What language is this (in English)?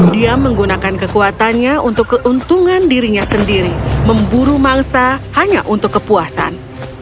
Indonesian